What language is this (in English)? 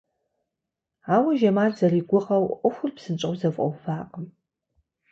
Kabardian